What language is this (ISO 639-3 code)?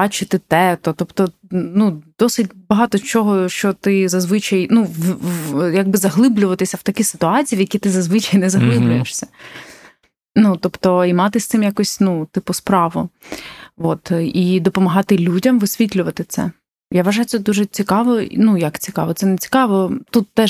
ukr